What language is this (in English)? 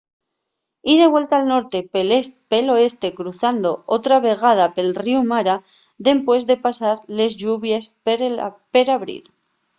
Asturian